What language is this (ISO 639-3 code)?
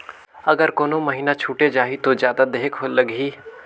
hne